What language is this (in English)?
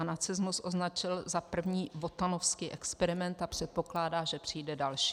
Czech